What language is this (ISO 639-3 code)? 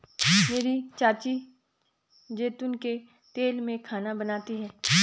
hin